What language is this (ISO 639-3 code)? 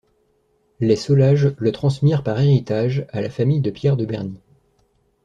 fra